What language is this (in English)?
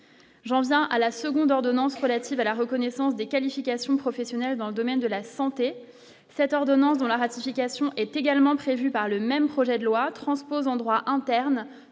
French